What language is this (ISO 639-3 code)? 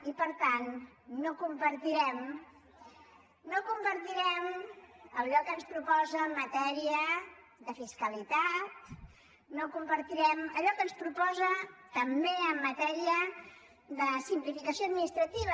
cat